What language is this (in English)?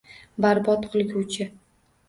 Uzbek